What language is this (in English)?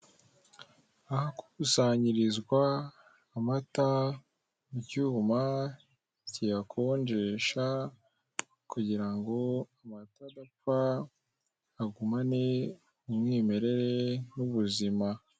Kinyarwanda